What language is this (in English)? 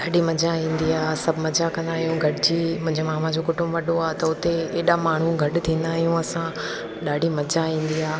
Sindhi